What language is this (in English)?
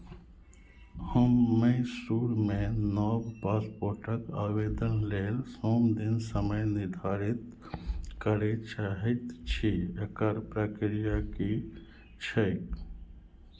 Maithili